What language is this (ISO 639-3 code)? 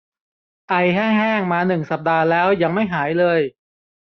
tha